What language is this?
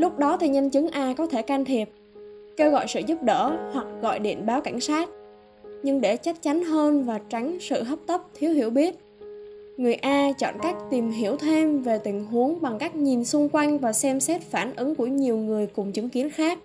Vietnamese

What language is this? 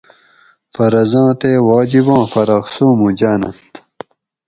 Gawri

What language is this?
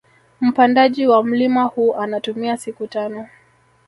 Swahili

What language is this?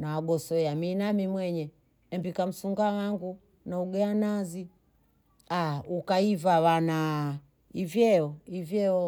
Bondei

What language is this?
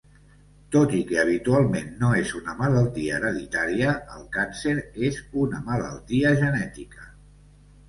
Catalan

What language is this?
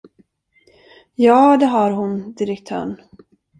Swedish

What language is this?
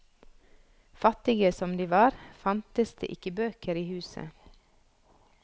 Norwegian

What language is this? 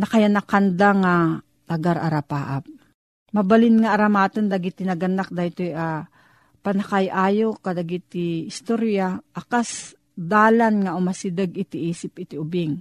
Filipino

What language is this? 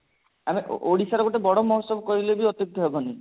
Odia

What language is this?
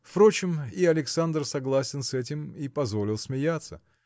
Russian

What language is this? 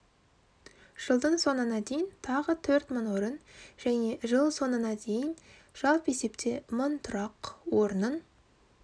Kazakh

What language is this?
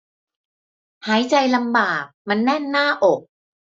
Thai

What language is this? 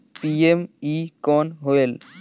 Chhattisgarhi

